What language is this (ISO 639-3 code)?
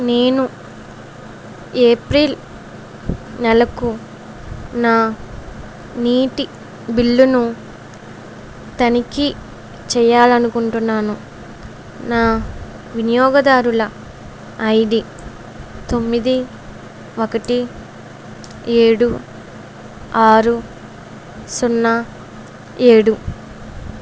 tel